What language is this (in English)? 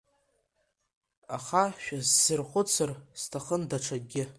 Abkhazian